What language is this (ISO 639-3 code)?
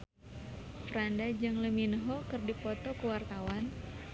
sun